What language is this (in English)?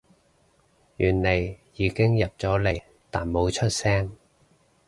Cantonese